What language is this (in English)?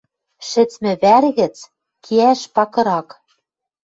Western Mari